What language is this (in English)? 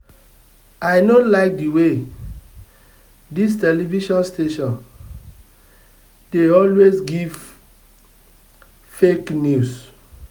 Nigerian Pidgin